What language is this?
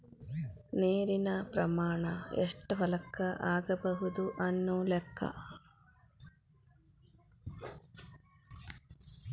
Kannada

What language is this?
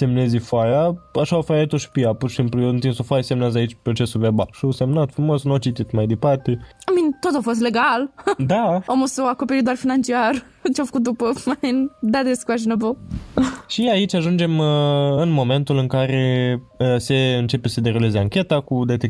Romanian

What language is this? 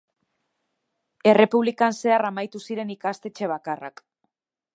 Basque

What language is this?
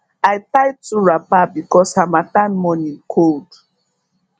Nigerian Pidgin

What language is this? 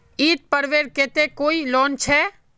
Magahi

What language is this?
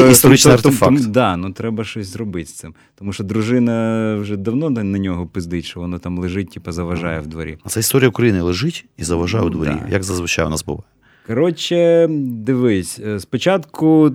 Ukrainian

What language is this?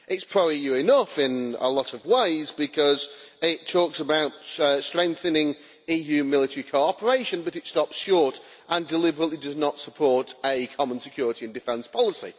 English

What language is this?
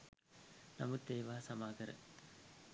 Sinhala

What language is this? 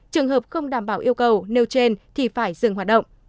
Vietnamese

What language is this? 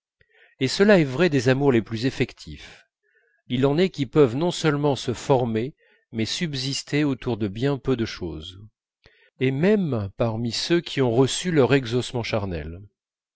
French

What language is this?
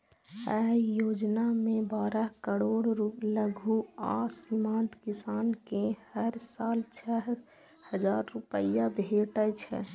Maithili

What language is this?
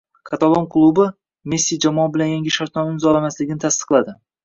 Uzbek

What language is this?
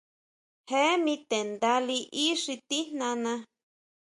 Huautla Mazatec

